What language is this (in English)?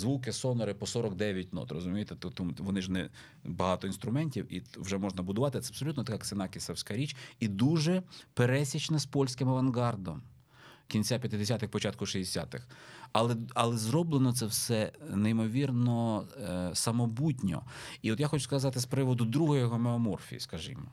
Ukrainian